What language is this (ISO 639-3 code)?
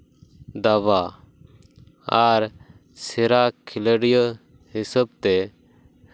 sat